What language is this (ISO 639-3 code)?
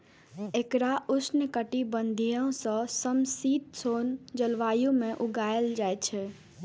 mai